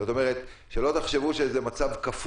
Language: Hebrew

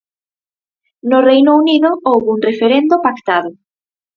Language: Galician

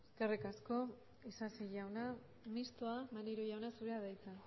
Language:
Basque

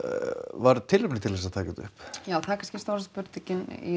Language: Icelandic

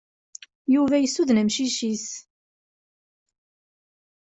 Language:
Kabyle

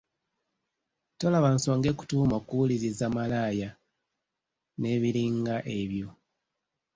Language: Ganda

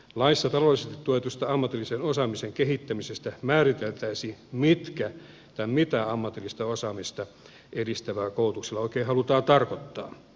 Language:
Finnish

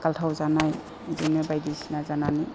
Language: Bodo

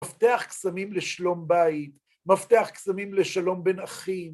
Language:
Hebrew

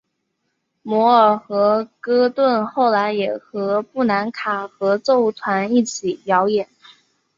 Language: Chinese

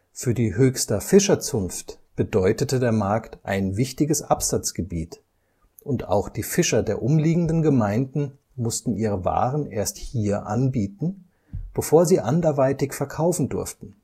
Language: German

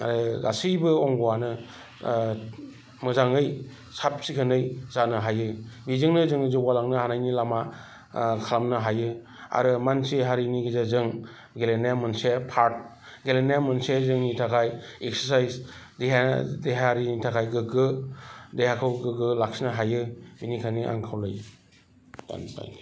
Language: Bodo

